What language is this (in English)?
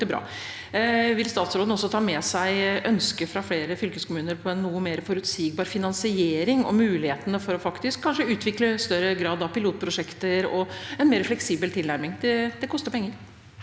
Norwegian